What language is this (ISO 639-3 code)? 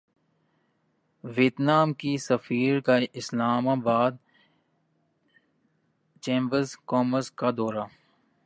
urd